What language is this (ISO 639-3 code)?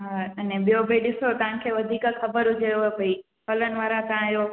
snd